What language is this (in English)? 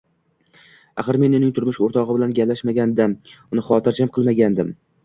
Uzbek